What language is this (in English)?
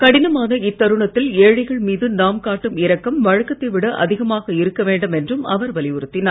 Tamil